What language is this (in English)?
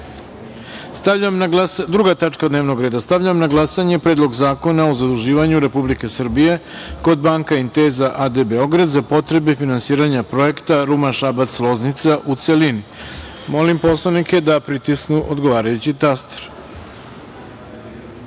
Serbian